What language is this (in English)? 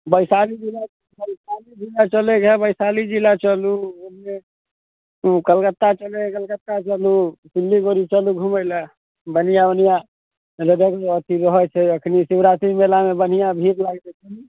Maithili